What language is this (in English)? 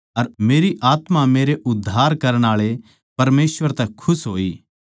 Haryanvi